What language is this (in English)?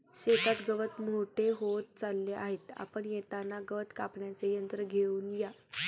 Marathi